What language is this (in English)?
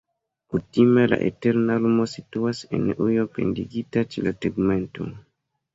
Esperanto